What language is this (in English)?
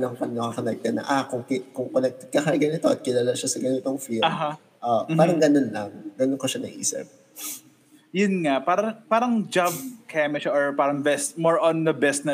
Filipino